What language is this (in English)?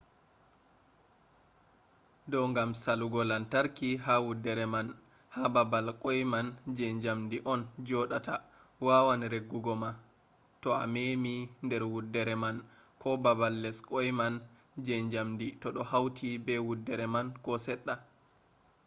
Fula